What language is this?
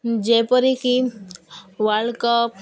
Odia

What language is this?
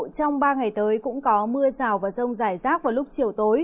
Vietnamese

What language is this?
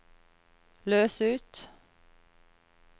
Norwegian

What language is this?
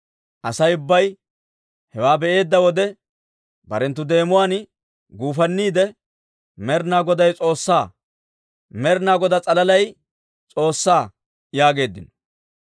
Dawro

